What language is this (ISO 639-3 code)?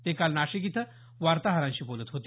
mar